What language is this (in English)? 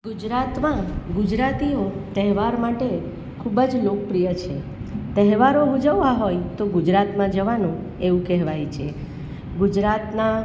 Gujarati